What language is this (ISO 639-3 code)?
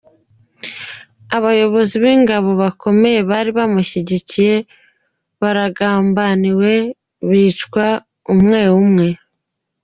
kin